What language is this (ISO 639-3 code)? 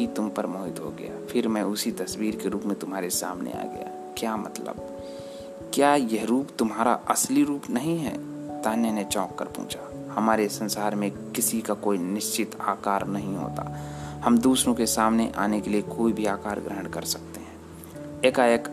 hin